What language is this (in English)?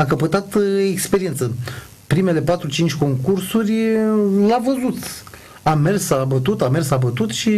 Romanian